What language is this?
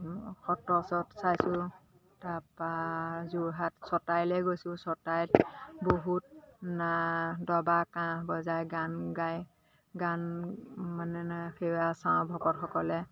Assamese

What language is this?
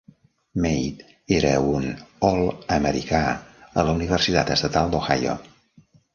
Catalan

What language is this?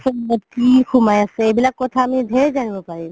Assamese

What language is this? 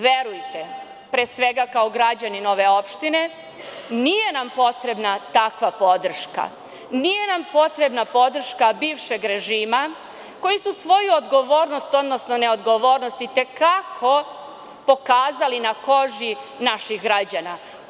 Serbian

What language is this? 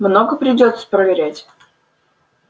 Russian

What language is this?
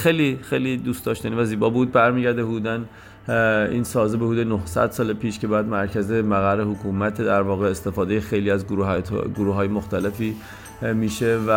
Persian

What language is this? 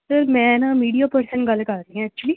Punjabi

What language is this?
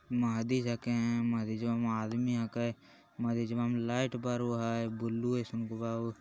Magahi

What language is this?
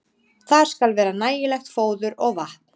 Icelandic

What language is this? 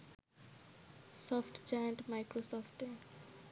Bangla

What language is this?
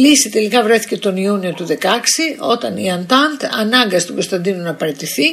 Greek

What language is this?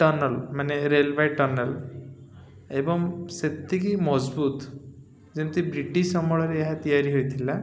Odia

